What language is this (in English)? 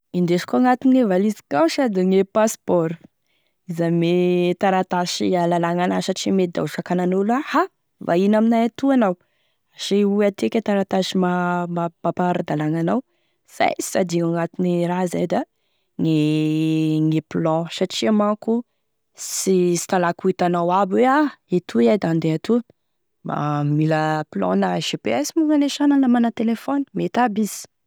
Tesaka Malagasy